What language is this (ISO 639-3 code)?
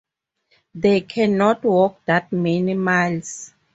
eng